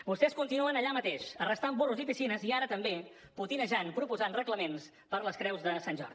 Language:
Catalan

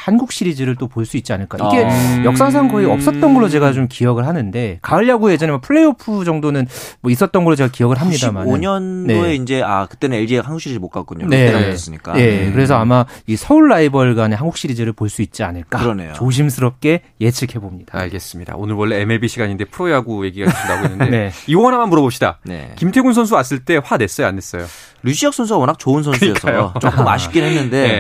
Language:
Korean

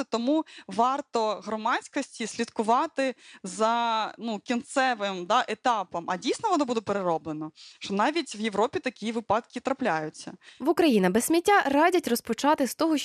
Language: Ukrainian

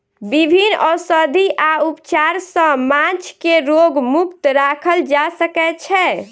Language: Maithili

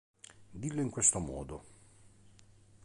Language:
Italian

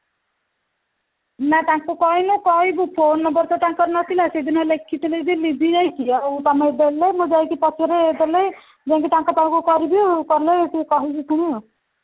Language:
Odia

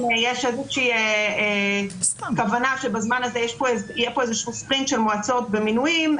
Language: Hebrew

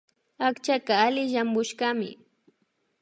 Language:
Imbabura Highland Quichua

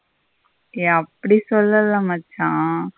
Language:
Tamil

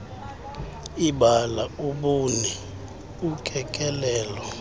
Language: Xhosa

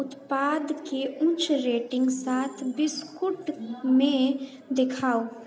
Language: Maithili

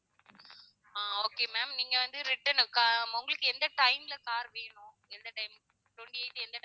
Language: Tamil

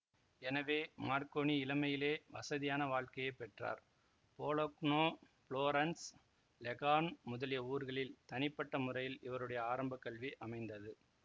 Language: Tamil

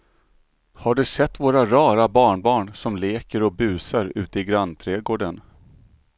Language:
Swedish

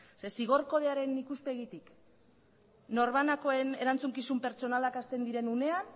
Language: Basque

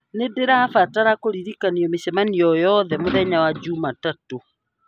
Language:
Kikuyu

